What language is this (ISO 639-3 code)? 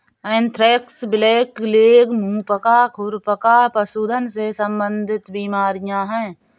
hin